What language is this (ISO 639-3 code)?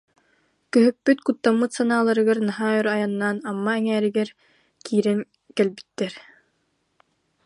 sah